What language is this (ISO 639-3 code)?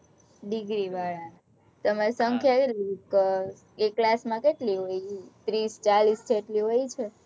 guj